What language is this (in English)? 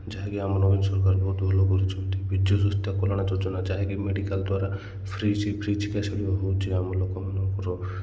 Odia